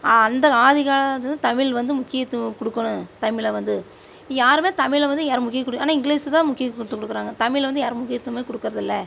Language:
Tamil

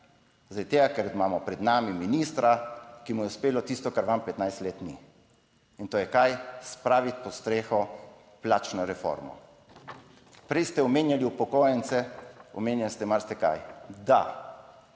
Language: Slovenian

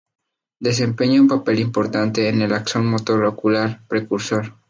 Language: Spanish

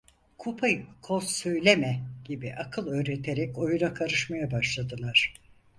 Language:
Turkish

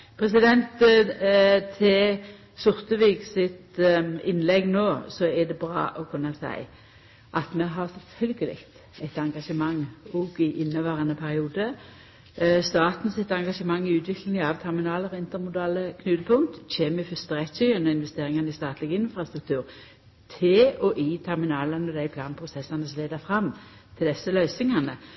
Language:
Norwegian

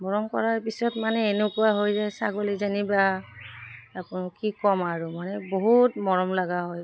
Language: Assamese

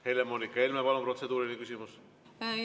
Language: Estonian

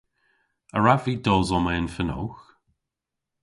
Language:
Cornish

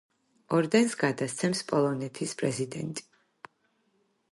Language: Georgian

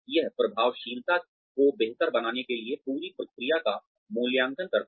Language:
Hindi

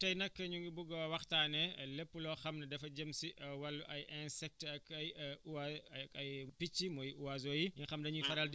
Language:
Wolof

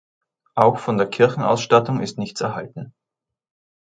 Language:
German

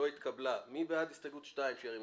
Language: Hebrew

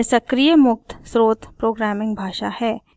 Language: Hindi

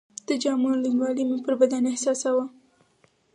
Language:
Pashto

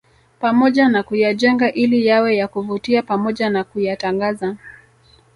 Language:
Swahili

